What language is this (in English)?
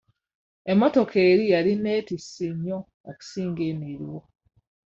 Ganda